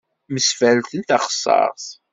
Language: Kabyle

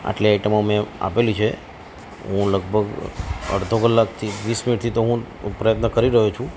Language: Gujarati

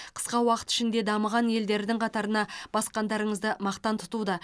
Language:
Kazakh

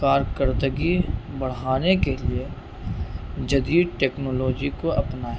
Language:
Urdu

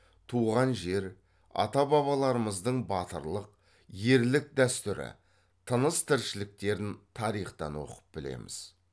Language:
Kazakh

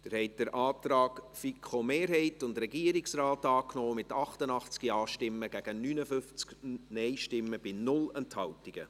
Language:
Swiss German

